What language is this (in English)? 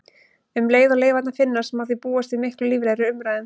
Icelandic